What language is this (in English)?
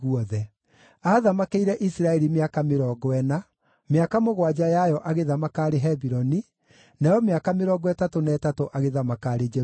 Kikuyu